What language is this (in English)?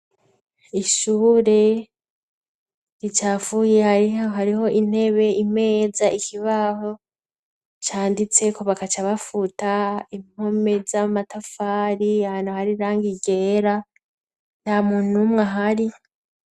Rundi